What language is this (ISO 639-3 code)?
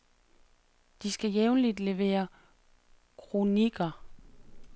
dan